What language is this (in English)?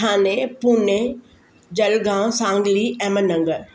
Sindhi